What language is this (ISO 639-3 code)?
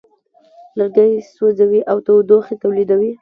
pus